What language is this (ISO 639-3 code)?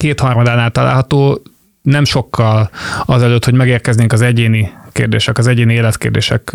hun